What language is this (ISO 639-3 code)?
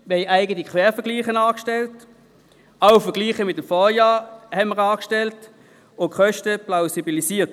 gsw